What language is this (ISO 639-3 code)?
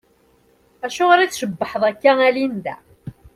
kab